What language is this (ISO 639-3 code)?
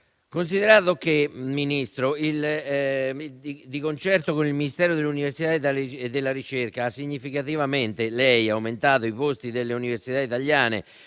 ita